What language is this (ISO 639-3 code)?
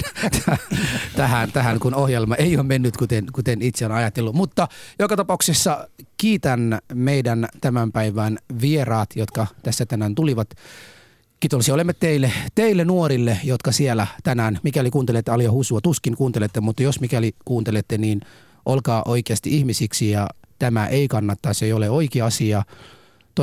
fin